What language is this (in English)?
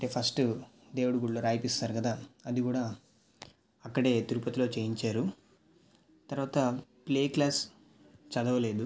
Telugu